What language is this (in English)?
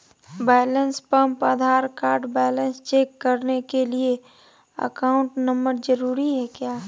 Magahi